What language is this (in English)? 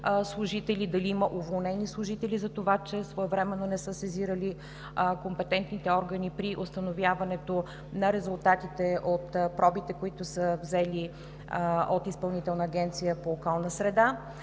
Bulgarian